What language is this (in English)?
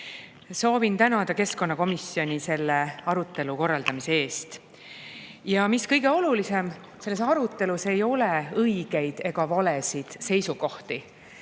Estonian